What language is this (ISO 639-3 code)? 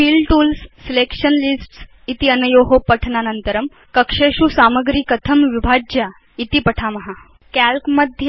san